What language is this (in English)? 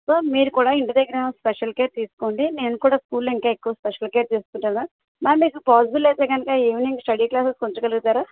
Telugu